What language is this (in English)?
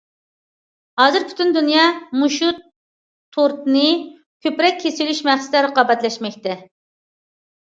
Uyghur